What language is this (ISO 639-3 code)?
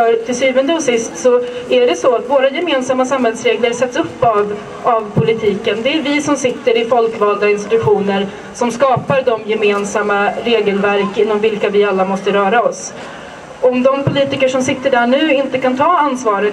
swe